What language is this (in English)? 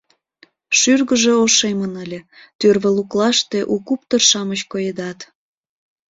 Mari